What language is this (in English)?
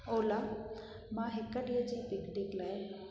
Sindhi